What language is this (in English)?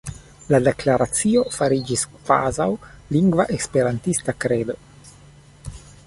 Esperanto